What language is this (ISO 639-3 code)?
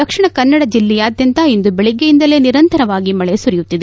kan